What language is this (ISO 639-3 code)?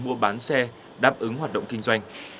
vie